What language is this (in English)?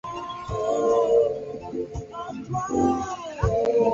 Swahili